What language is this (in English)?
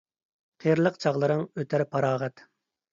Uyghur